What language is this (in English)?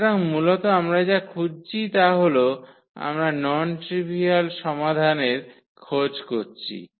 Bangla